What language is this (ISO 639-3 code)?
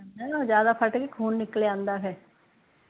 pan